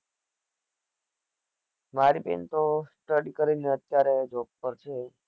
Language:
Gujarati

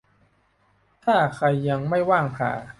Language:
Thai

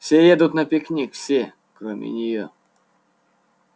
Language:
Russian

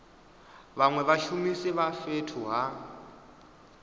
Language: Venda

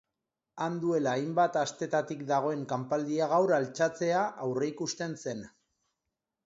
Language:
Basque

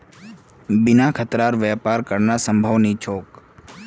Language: Magahi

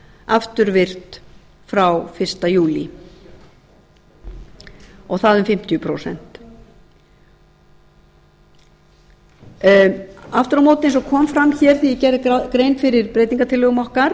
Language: Icelandic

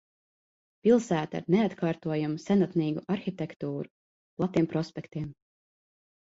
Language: Latvian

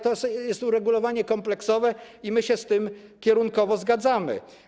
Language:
Polish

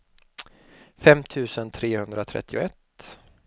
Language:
Swedish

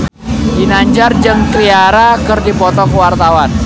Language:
Sundanese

